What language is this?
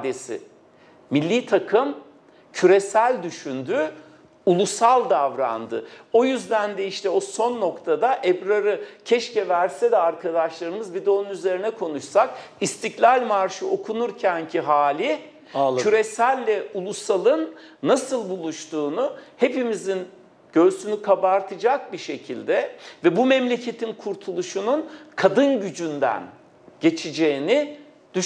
Turkish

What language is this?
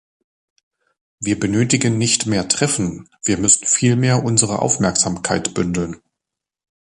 German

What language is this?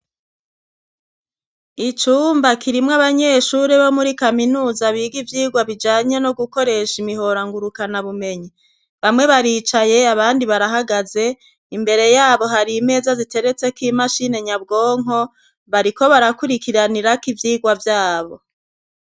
Rundi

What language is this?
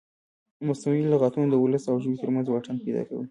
Pashto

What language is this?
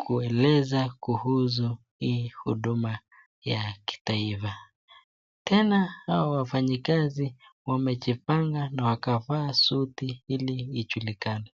Swahili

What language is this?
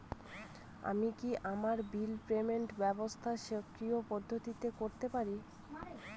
Bangla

